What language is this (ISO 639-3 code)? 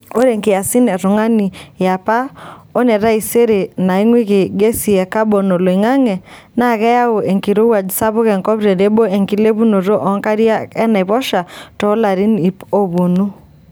mas